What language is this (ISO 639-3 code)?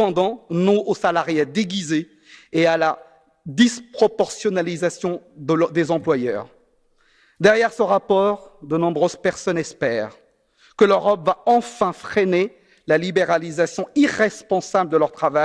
fra